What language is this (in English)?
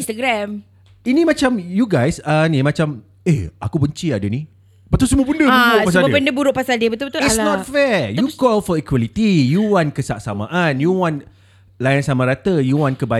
Malay